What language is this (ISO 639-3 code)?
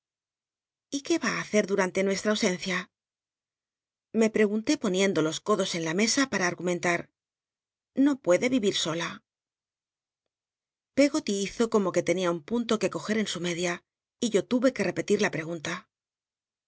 spa